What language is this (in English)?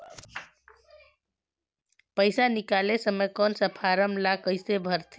Chhattisgarhi